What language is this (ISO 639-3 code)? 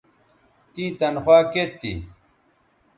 btv